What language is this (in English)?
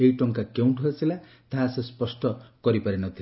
Odia